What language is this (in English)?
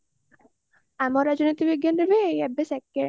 Odia